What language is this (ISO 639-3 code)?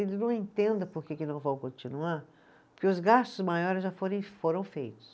por